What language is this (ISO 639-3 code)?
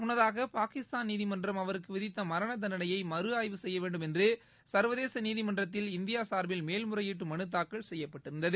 tam